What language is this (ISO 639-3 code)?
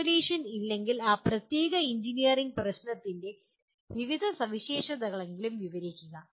mal